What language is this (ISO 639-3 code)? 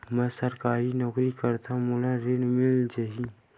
hne